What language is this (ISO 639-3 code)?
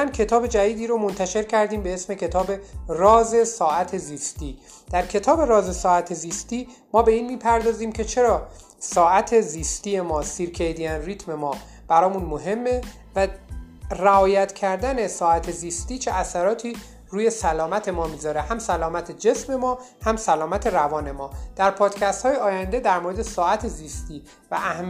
fas